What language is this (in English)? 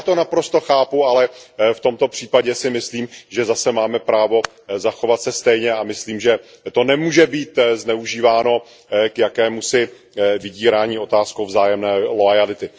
Czech